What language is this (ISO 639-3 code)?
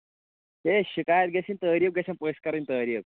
kas